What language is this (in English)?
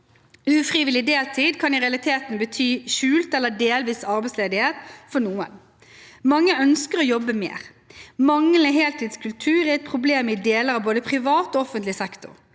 Norwegian